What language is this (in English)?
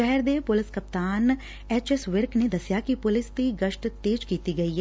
Punjabi